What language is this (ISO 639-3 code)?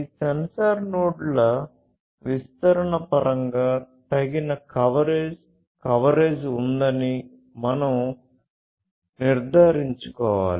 tel